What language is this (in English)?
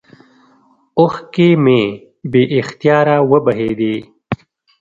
Pashto